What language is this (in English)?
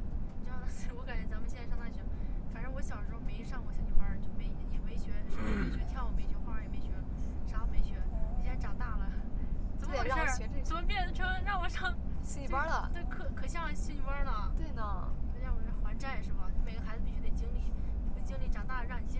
Chinese